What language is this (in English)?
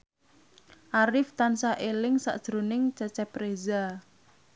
Javanese